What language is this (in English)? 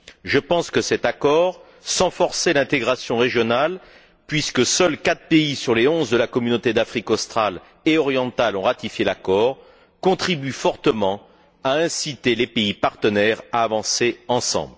French